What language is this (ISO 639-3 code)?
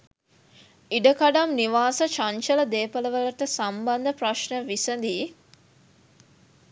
sin